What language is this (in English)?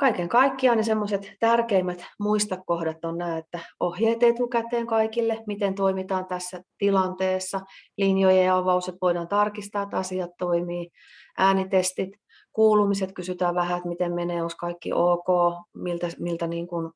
Finnish